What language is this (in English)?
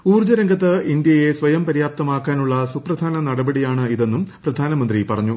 Malayalam